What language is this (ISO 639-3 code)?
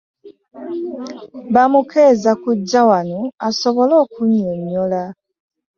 lug